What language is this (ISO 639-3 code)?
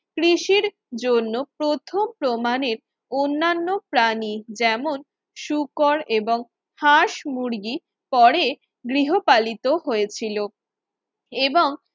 ben